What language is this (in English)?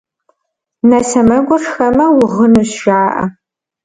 Kabardian